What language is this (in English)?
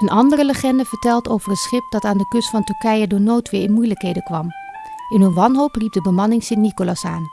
Dutch